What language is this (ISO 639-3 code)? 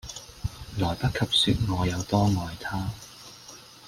yue